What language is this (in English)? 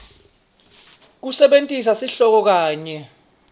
Swati